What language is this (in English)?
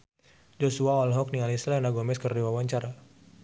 Sundanese